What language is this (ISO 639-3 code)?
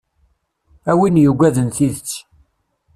kab